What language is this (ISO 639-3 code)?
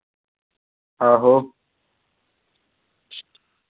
doi